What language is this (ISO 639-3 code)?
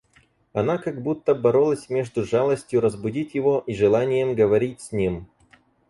rus